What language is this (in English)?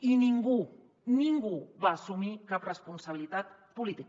Catalan